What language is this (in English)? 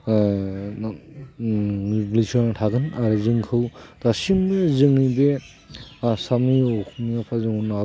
Bodo